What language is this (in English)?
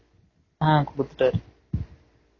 Tamil